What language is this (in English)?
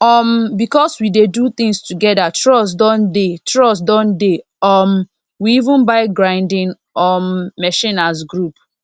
Nigerian Pidgin